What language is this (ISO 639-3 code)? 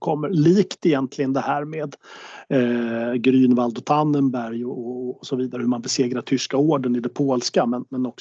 swe